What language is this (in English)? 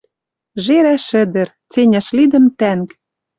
Western Mari